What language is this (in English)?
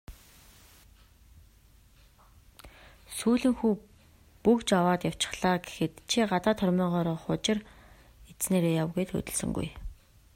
Mongolian